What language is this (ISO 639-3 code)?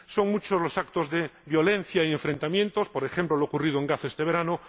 spa